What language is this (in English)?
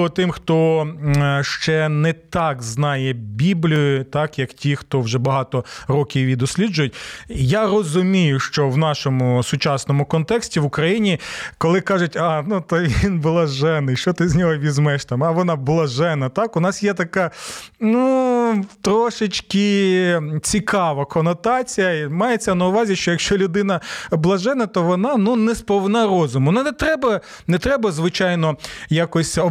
Ukrainian